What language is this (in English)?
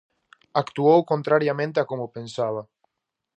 Galician